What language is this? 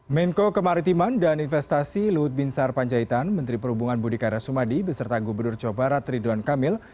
Indonesian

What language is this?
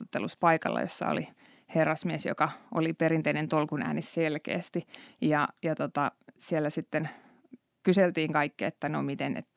Finnish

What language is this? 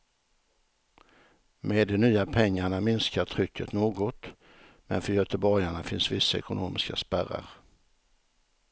Swedish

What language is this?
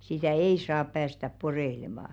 Finnish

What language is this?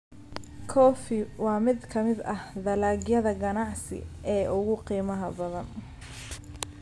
Somali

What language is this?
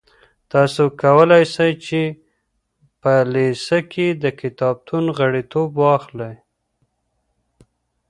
Pashto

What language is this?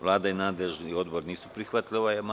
Serbian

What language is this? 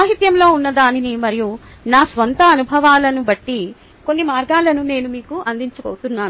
Telugu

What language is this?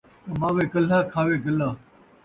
Saraiki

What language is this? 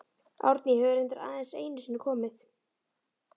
Icelandic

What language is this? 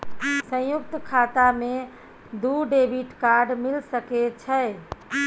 Maithili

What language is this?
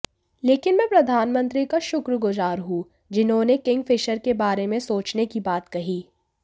Hindi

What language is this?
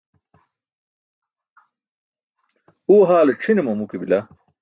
Burushaski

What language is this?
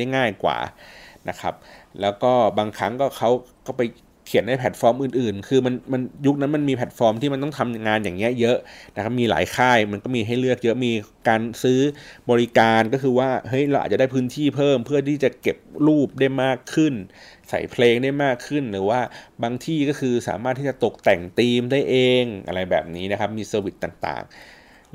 Thai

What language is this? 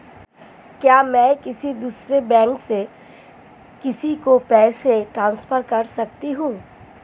Hindi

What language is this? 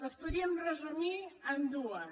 Catalan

